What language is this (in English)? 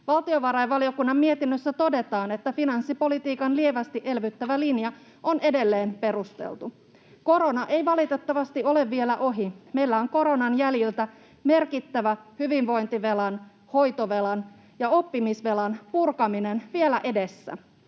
Finnish